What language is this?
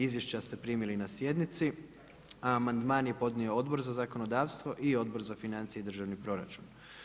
Croatian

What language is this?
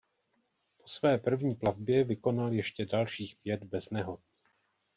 Czech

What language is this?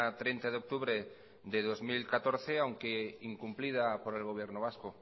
Spanish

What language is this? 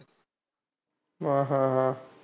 Marathi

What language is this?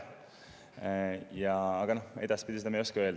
Estonian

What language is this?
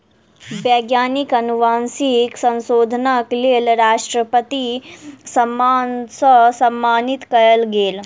Maithili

